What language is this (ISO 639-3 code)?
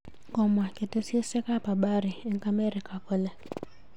kln